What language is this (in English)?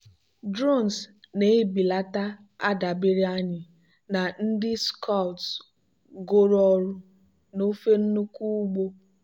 Igbo